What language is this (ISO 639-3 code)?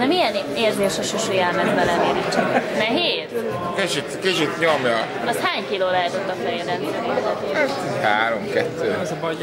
hun